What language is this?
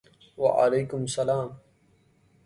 Urdu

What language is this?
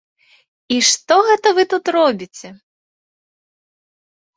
Belarusian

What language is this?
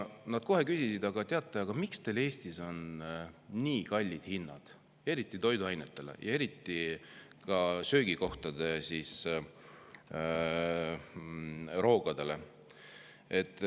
Estonian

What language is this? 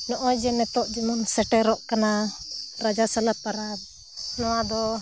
Santali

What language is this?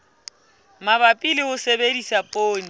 Southern Sotho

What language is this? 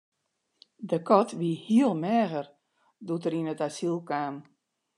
Western Frisian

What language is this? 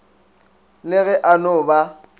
Northern Sotho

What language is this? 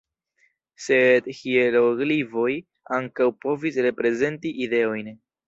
Esperanto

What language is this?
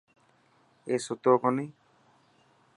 Dhatki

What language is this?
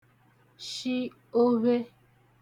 Igbo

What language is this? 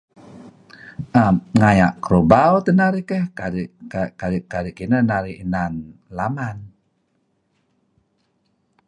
Kelabit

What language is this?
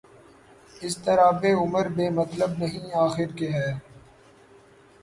Urdu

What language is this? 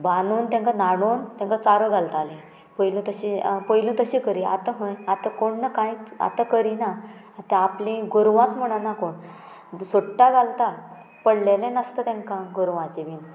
Konkani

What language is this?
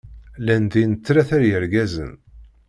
Kabyle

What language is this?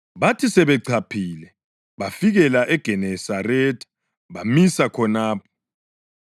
North Ndebele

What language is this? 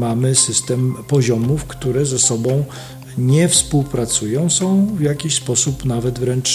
Polish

